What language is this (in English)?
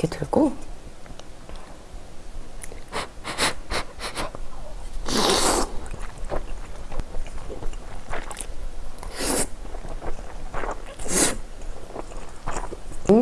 Korean